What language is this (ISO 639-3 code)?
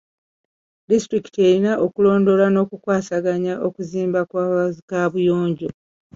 lug